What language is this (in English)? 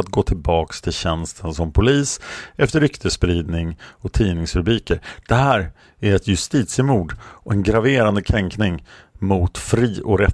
Swedish